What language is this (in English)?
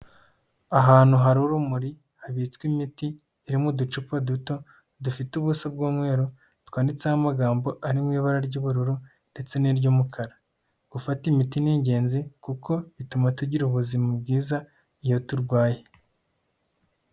Kinyarwanda